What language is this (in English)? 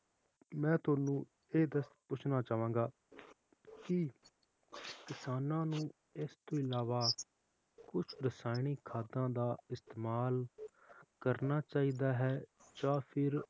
Punjabi